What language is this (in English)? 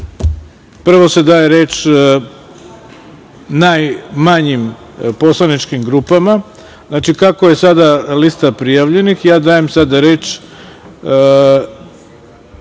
Serbian